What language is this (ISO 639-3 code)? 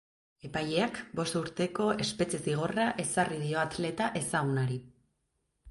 eus